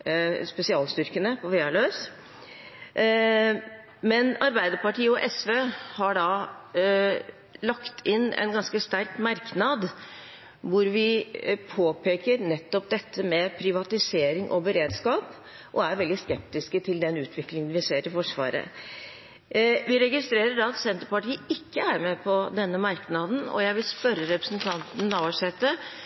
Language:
Norwegian Bokmål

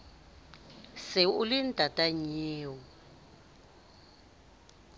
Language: Southern Sotho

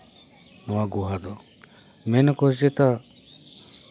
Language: Santali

